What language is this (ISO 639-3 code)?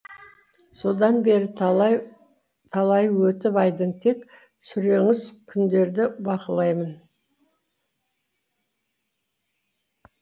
kaz